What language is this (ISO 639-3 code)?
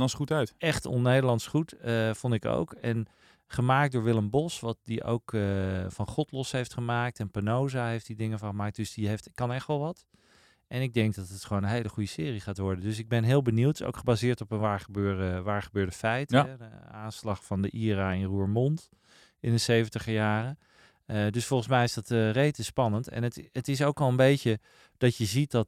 nld